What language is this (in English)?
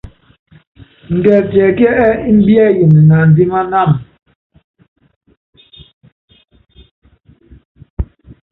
Yangben